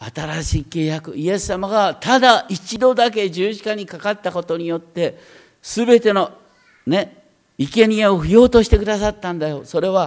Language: Japanese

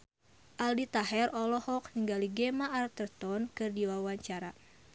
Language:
Sundanese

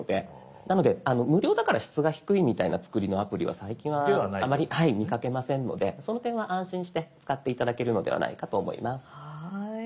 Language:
Japanese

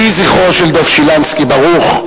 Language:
Hebrew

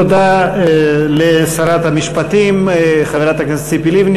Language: Hebrew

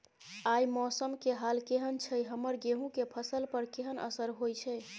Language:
Maithili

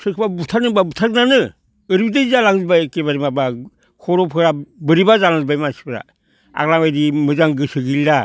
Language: Bodo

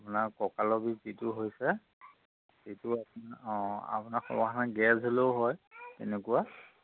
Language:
Assamese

